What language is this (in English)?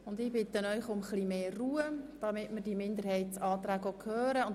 Swiss German